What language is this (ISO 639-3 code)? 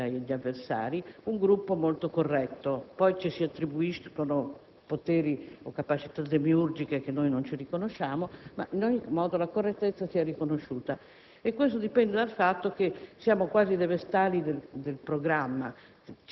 ita